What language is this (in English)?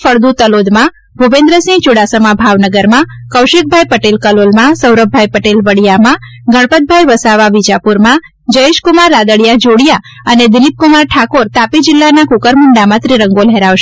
Gujarati